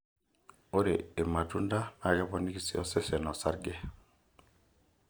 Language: Masai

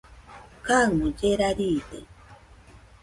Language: Nüpode Huitoto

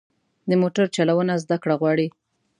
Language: Pashto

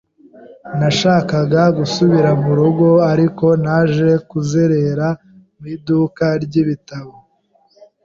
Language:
Kinyarwanda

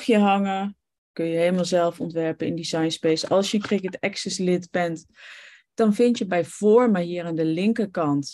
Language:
Dutch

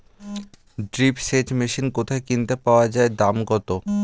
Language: Bangla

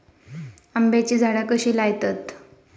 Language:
Marathi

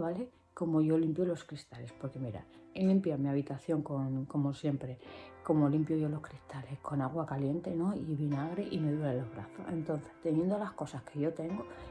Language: Spanish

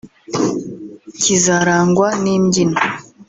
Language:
Kinyarwanda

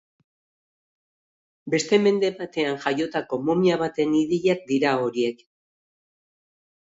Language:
Basque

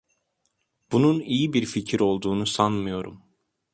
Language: Turkish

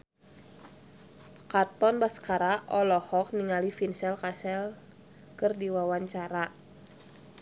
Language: Sundanese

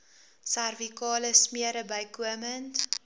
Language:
Afrikaans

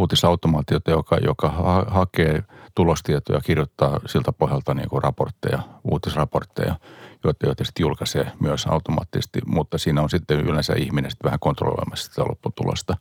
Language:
Finnish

